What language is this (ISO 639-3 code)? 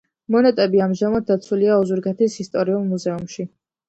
kat